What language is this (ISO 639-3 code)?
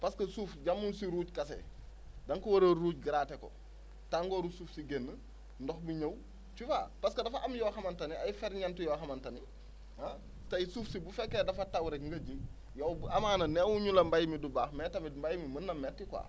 wol